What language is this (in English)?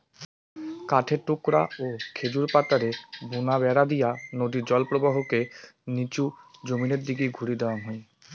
Bangla